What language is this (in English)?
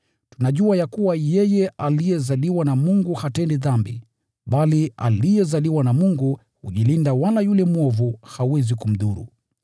Swahili